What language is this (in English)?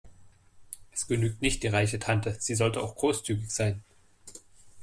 German